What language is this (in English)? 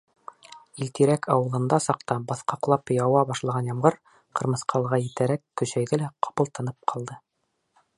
Bashkir